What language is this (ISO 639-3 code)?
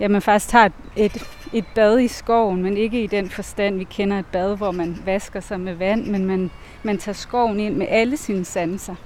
dan